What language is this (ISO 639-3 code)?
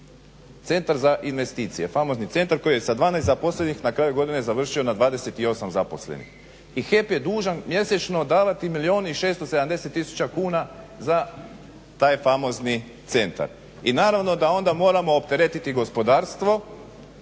hrv